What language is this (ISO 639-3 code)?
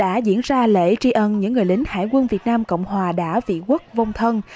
vie